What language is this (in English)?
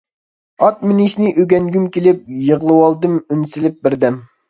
Uyghur